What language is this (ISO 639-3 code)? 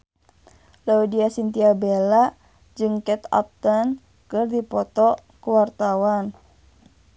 sun